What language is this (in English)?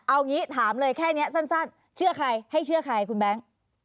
Thai